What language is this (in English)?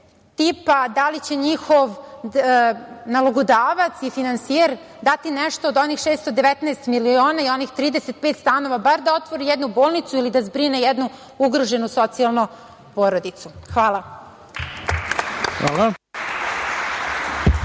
Serbian